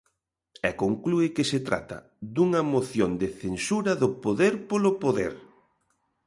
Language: Galician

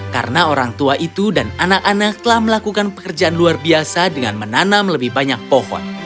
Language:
Indonesian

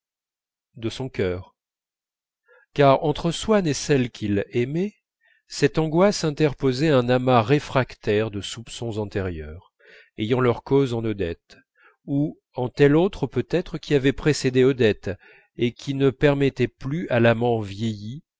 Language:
French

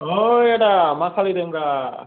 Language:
Bodo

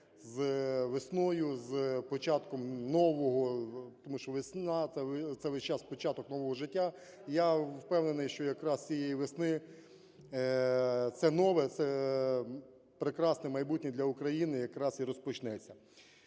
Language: Ukrainian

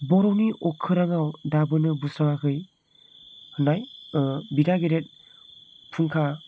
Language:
Bodo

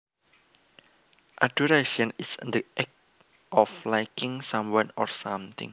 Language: Javanese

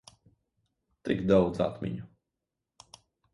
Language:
Latvian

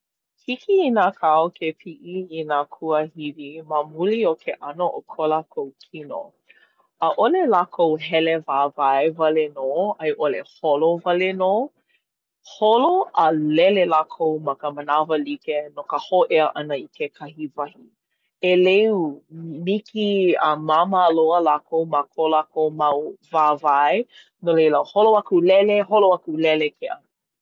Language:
Hawaiian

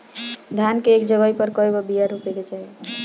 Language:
Bhojpuri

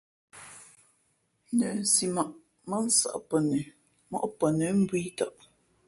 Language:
Fe'fe'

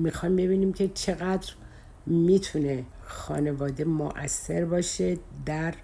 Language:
Persian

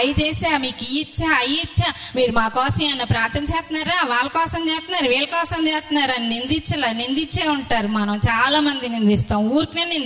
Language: Telugu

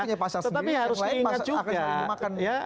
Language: Indonesian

